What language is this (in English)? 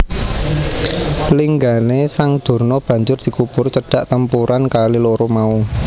Javanese